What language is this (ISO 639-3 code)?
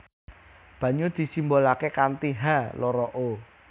jav